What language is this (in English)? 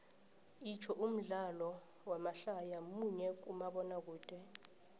South Ndebele